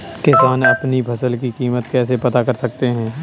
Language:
Hindi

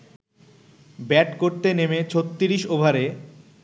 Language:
Bangla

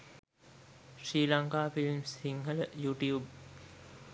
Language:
Sinhala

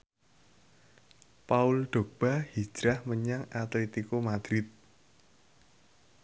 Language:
Javanese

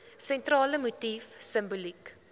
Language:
Afrikaans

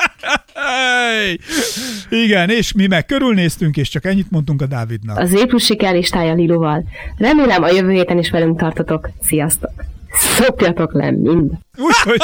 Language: Hungarian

